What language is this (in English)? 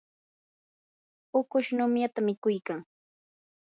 Yanahuanca Pasco Quechua